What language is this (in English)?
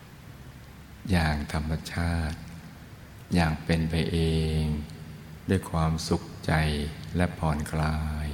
Thai